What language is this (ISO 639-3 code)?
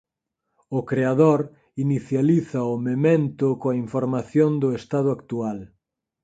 glg